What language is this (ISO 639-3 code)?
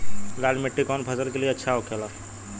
bho